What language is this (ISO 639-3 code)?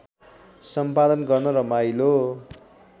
nep